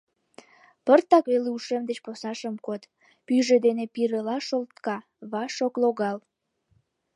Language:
Mari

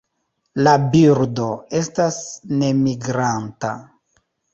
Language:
Esperanto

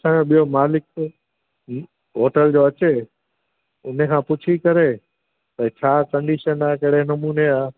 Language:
Sindhi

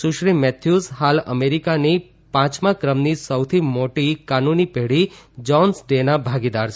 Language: Gujarati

